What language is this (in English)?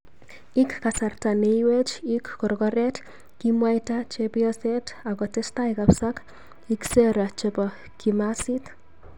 Kalenjin